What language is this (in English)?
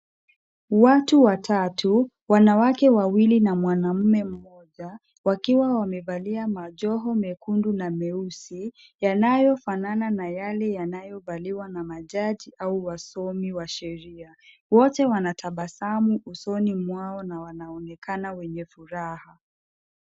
Swahili